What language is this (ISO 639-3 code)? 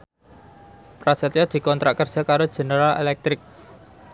jav